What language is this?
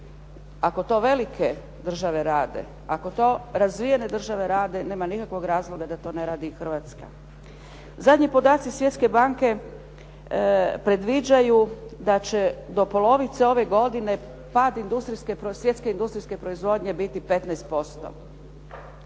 Croatian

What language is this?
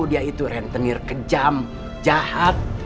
Indonesian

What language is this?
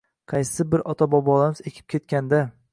Uzbek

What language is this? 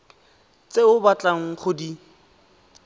Tswana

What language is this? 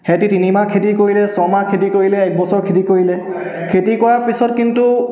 Assamese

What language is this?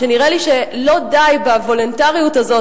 Hebrew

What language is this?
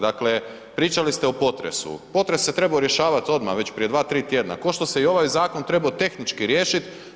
Croatian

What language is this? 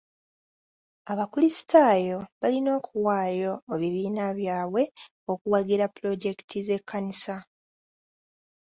Ganda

